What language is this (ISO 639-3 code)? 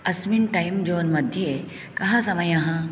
san